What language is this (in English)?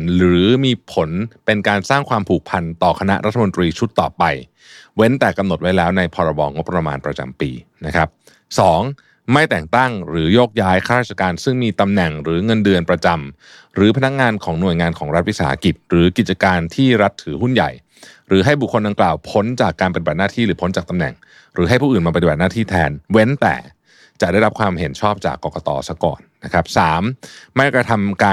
Thai